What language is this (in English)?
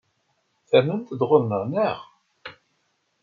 Kabyle